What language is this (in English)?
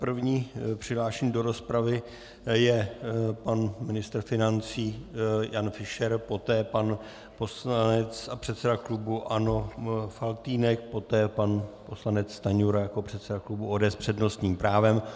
Czech